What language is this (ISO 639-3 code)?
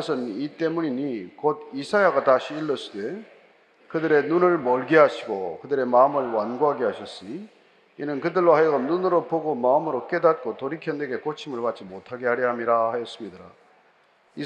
kor